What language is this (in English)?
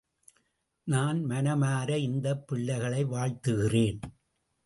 Tamil